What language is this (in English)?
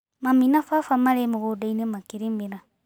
Kikuyu